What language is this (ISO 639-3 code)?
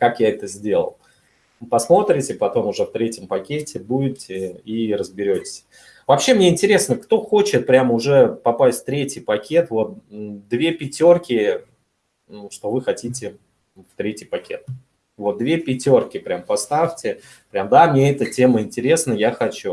rus